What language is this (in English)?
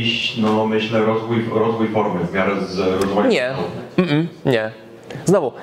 Polish